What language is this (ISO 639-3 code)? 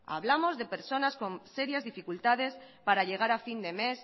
spa